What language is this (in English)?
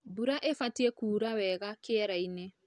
Kikuyu